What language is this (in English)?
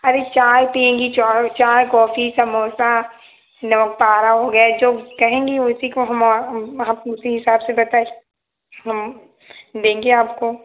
Hindi